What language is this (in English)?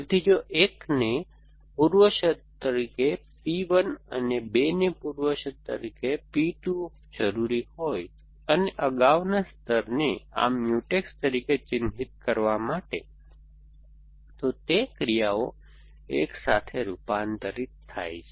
Gujarati